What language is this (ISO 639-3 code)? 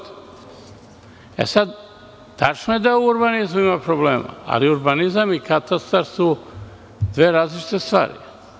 srp